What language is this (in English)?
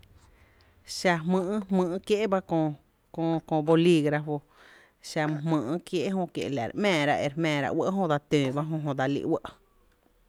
Tepinapa Chinantec